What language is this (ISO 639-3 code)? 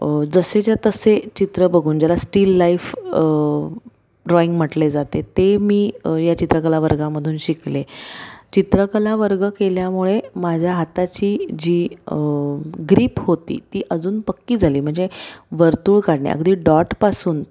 mar